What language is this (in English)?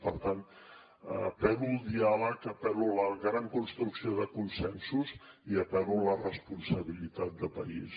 Catalan